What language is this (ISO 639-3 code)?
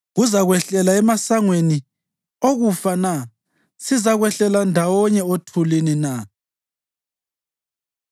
nde